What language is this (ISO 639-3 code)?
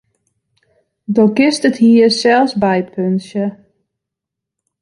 fry